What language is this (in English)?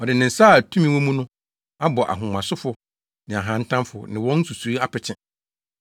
Akan